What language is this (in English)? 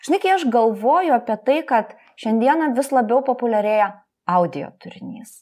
Lithuanian